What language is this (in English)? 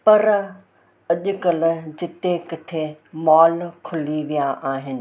Sindhi